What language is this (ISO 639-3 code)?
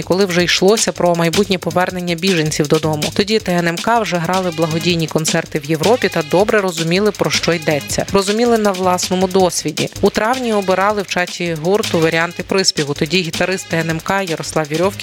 ukr